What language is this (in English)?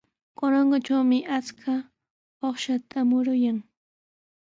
Sihuas Ancash Quechua